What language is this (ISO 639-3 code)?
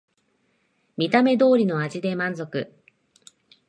jpn